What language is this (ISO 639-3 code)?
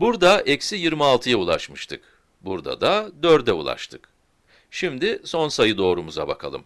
tur